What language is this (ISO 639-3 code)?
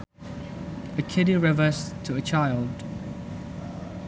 sun